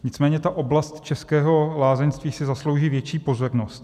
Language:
Czech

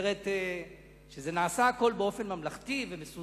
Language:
Hebrew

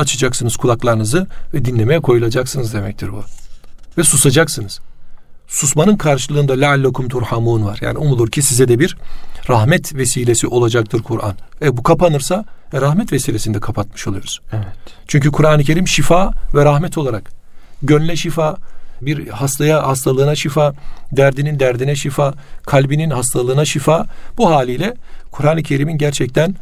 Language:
Turkish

